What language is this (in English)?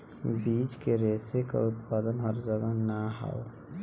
Bhojpuri